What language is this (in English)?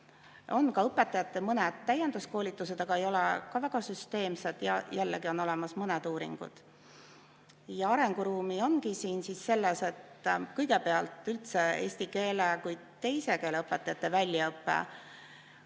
Estonian